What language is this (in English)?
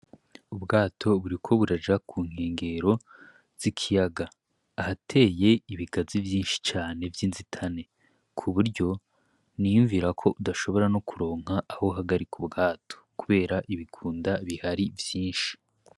Rundi